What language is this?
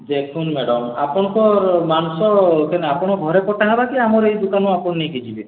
Odia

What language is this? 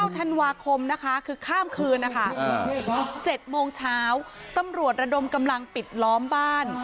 Thai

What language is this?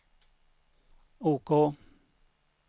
Swedish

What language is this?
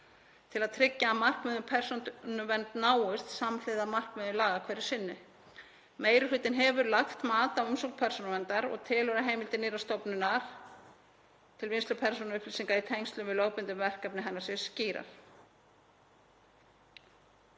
Icelandic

